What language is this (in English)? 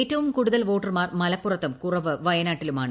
Malayalam